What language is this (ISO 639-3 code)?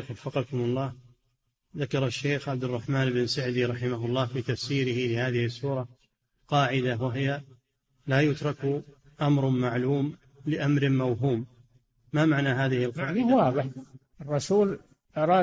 ara